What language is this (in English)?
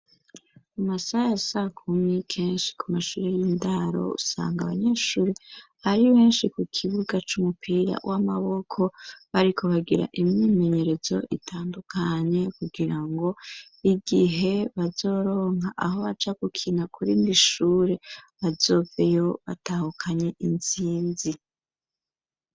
Rundi